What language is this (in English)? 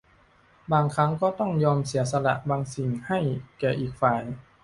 Thai